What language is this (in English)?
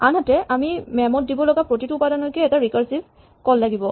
Assamese